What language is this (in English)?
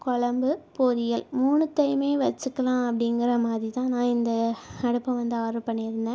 Tamil